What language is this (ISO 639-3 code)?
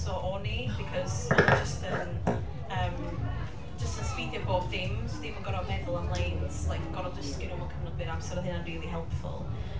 cym